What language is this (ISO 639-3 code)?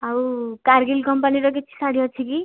ori